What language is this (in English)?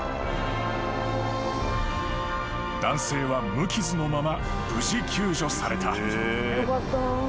Japanese